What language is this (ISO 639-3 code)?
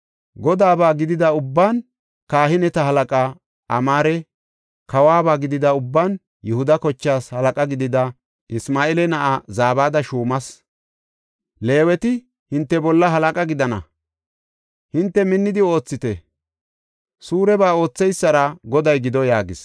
gof